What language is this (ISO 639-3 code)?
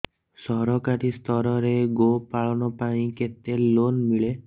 ori